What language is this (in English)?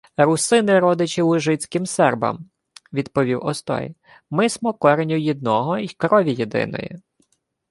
Ukrainian